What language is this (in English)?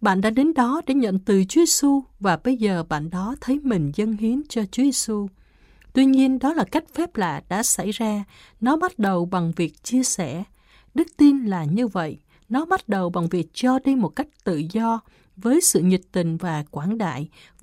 Vietnamese